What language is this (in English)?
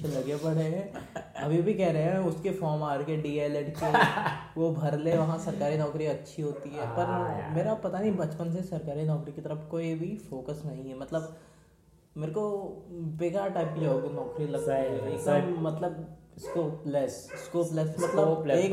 Hindi